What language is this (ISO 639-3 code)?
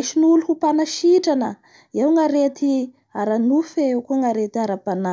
bhr